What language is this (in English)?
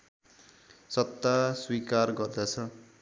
Nepali